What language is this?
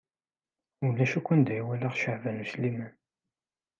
Kabyle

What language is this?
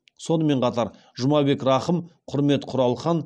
Kazakh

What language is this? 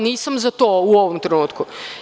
Serbian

